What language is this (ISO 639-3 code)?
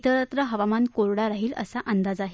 mar